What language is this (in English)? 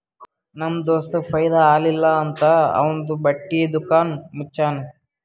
Kannada